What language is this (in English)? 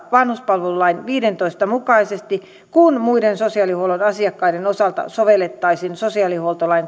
Finnish